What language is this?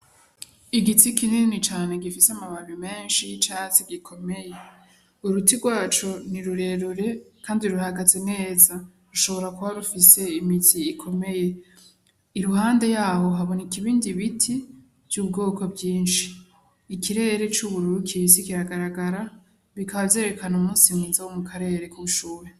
Rundi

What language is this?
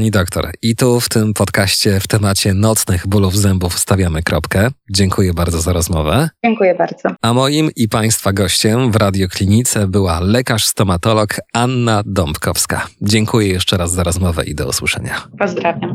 Polish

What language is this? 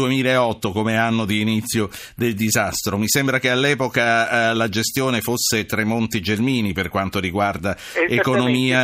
Italian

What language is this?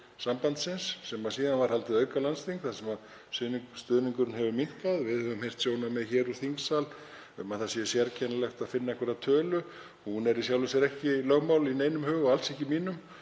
Icelandic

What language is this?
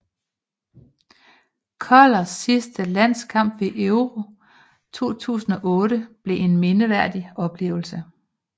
Danish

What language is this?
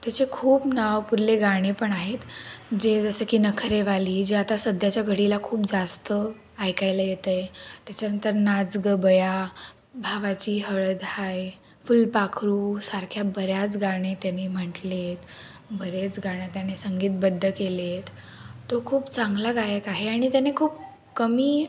Marathi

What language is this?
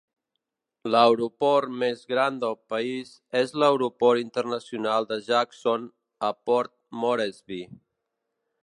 Catalan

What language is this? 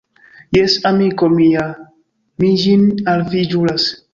Esperanto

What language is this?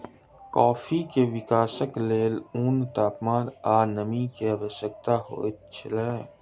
Maithili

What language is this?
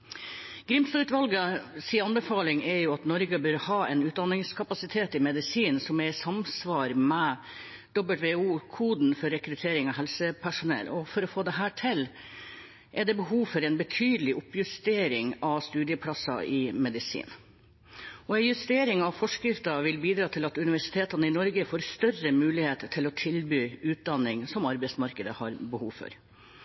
Norwegian Bokmål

